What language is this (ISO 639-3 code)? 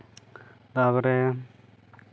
sat